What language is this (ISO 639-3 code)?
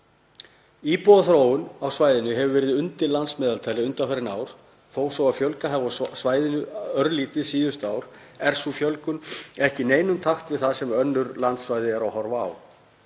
isl